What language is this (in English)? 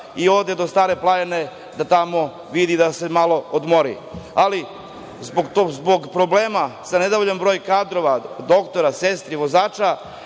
Serbian